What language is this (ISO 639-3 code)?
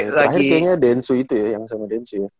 ind